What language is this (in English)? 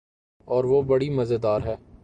Urdu